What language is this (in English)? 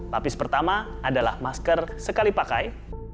Indonesian